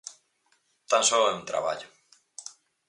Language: Galician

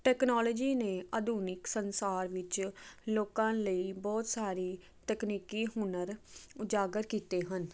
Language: Punjabi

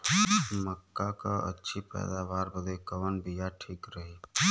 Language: Bhojpuri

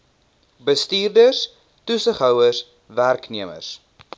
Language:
Afrikaans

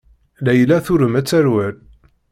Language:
Kabyle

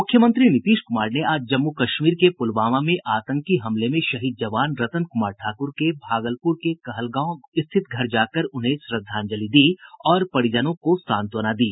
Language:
Hindi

